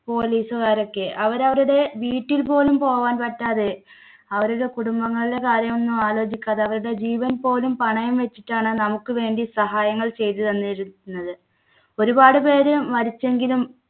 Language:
Malayalam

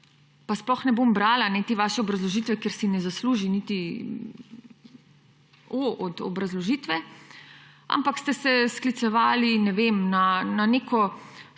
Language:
Slovenian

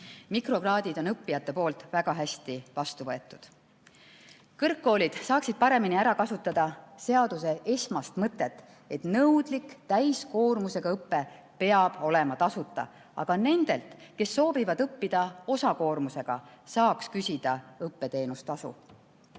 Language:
Estonian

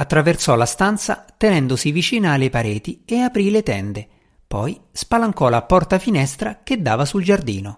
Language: Italian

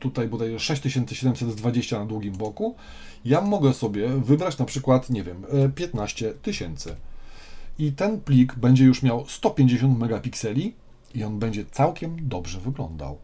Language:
Polish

